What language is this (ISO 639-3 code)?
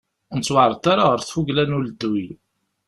kab